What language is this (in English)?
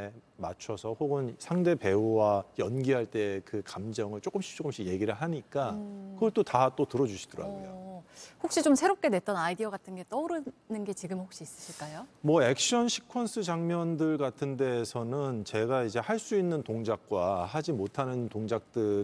Korean